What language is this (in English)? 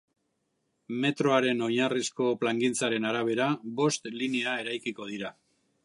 Basque